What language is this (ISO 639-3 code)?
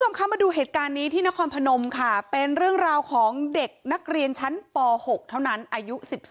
tha